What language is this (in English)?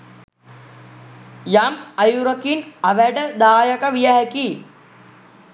Sinhala